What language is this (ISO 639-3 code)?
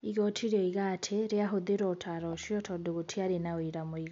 kik